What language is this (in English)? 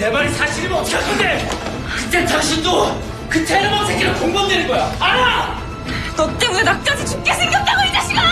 Korean